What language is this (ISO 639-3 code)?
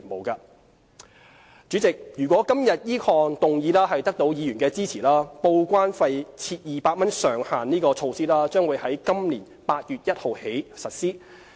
yue